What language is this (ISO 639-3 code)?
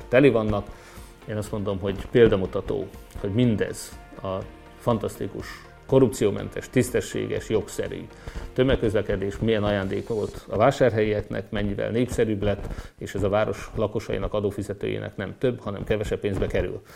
hun